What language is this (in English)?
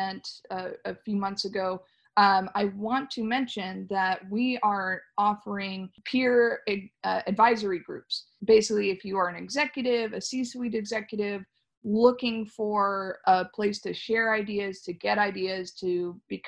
English